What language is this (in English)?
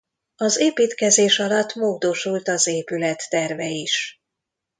Hungarian